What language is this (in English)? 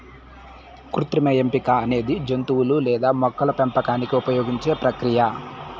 Telugu